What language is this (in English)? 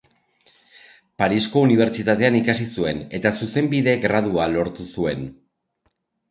Basque